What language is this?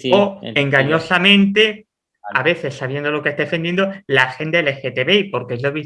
Spanish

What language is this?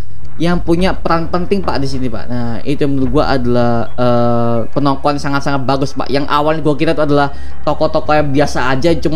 Indonesian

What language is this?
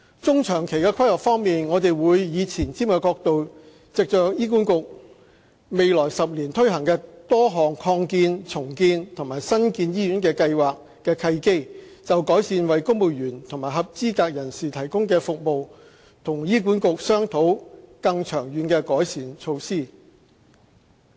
Cantonese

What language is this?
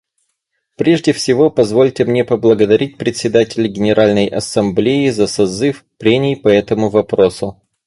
Russian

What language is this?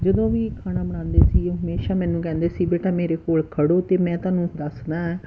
Punjabi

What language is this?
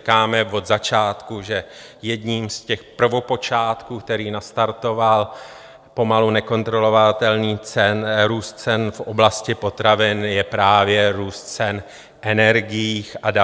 Czech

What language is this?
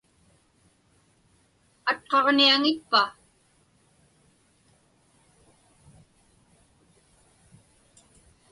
Inupiaq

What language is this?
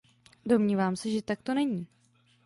Czech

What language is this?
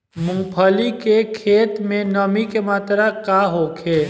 Bhojpuri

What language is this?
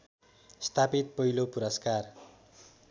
Nepali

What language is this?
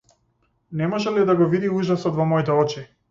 Macedonian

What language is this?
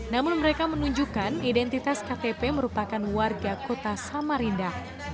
Indonesian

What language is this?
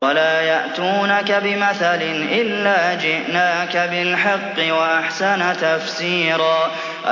Arabic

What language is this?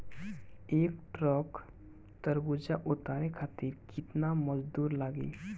Bhojpuri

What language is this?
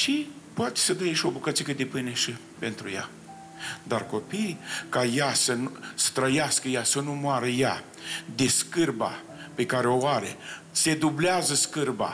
Romanian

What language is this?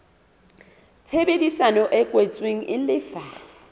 Southern Sotho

